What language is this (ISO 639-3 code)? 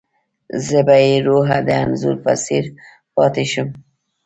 pus